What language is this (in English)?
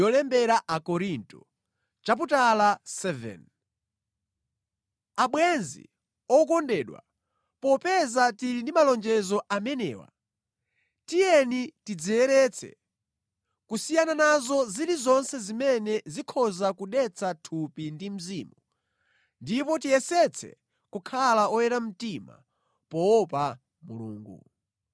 Nyanja